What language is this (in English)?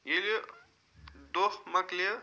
Kashmiri